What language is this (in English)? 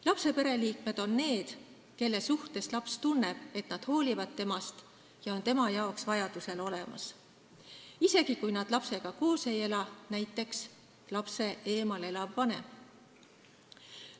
Estonian